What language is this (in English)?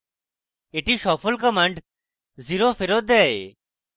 Bangla